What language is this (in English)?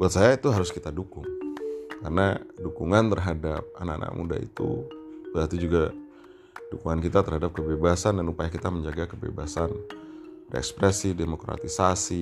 Indonesian